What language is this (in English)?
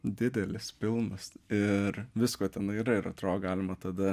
Lithuanian